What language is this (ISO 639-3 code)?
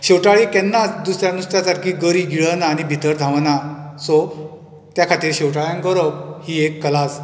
kok